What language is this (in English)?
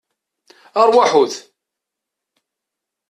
Kabyle